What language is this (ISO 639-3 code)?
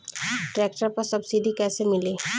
bho